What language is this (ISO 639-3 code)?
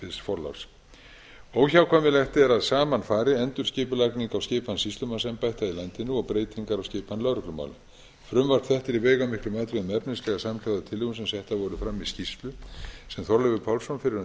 isl